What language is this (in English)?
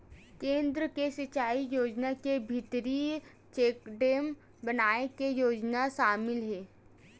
Chhattisgarhi